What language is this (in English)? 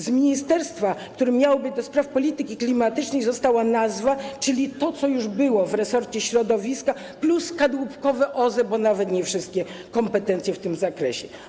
Polish